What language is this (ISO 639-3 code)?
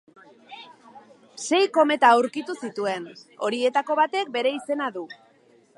eus